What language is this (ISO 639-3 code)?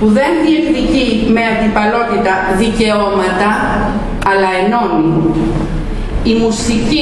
ell